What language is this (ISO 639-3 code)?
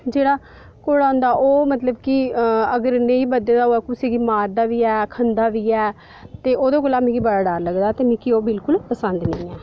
doi